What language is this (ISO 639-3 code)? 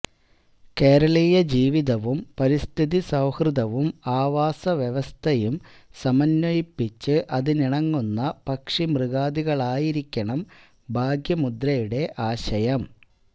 mal